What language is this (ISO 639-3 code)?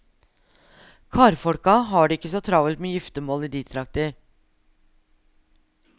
nor